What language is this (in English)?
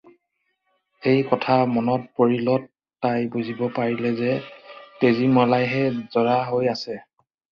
Assamese